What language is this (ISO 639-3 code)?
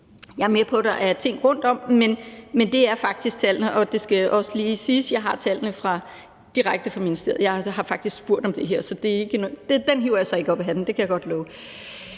dan